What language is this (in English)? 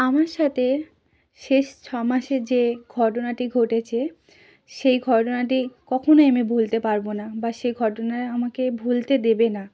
Bangla